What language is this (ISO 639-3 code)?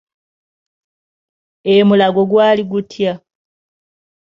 lug